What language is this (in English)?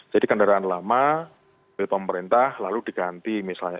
Indonesian